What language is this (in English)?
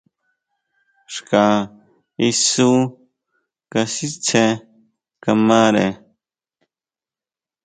Huautla Mazatec